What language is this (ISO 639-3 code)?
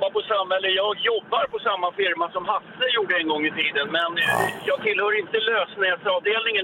swe